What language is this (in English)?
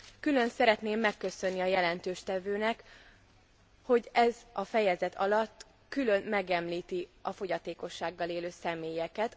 Hungarian